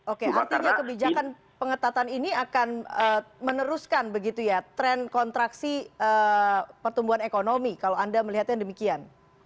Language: Indonesian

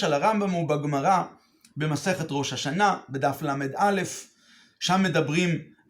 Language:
Hebrew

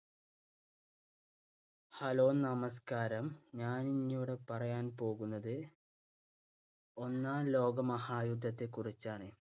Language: Malayalam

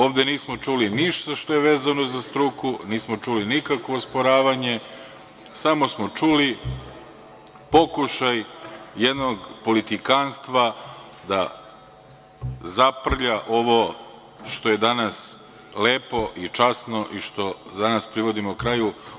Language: Serbian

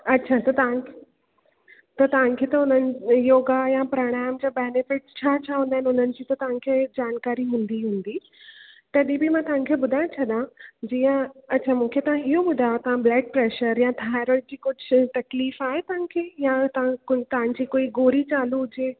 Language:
Sindhi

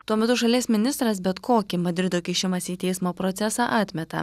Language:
Lithuanian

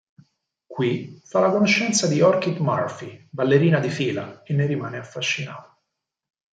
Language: Italian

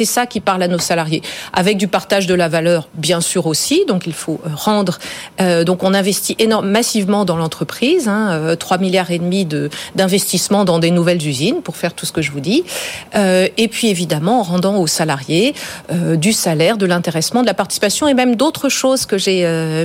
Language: French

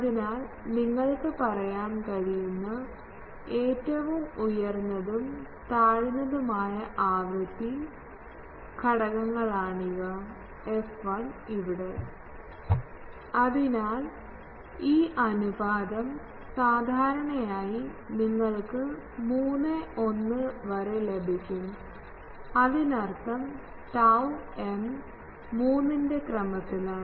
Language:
Malayalam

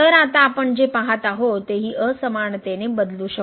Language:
Marathi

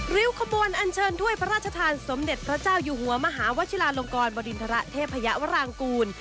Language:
Thai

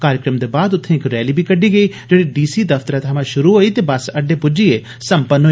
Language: Dogri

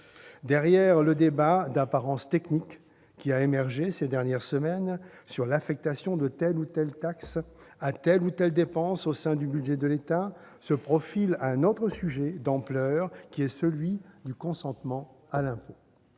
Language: French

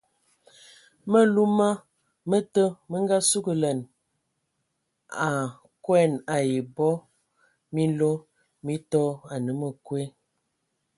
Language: Ewondo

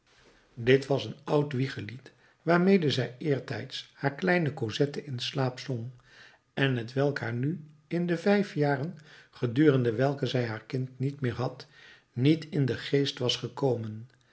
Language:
Dutch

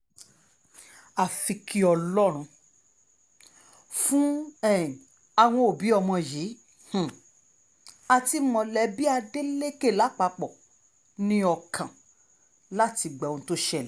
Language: Yoruba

